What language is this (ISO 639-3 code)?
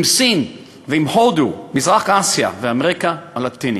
heb